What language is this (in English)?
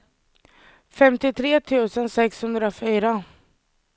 Swedish